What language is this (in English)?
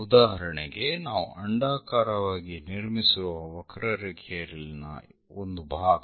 Kannada